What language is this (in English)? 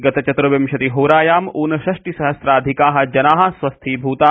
Sanskrit